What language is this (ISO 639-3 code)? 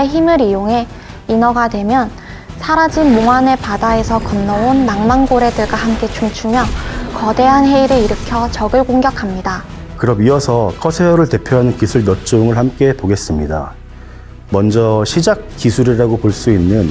kor